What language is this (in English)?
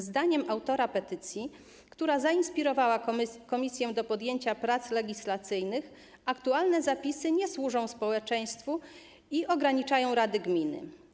Polish